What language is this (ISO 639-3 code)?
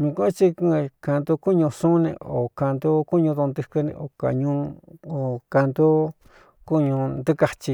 xtu